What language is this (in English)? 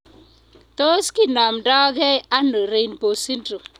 Kalenjin